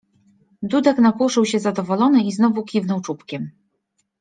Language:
Polish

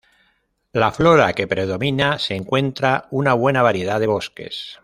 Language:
Spanish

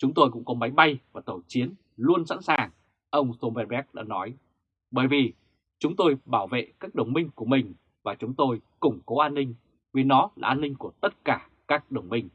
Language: Vietnamese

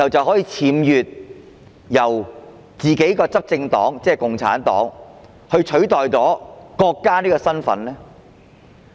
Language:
Cantonese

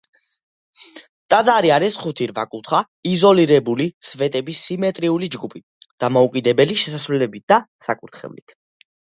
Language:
Georgian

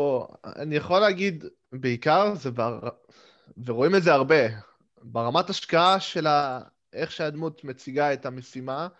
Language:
Hebrew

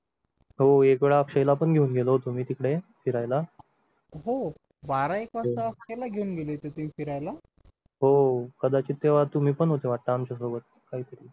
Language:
Marathi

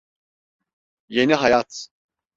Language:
Turkish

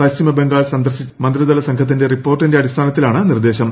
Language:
Malayalam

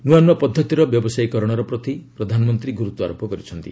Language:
Odia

